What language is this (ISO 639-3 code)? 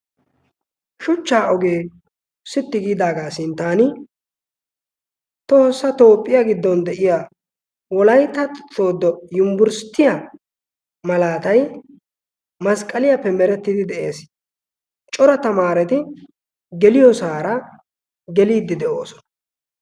wal